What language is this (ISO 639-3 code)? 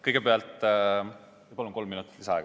est